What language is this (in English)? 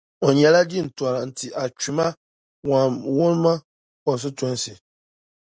Dagbani